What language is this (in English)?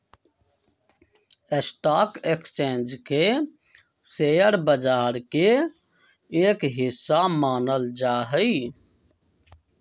Magahi